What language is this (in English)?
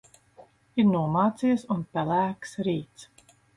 Latvian